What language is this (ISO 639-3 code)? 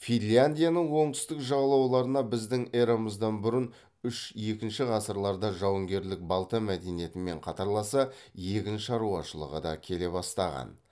kaz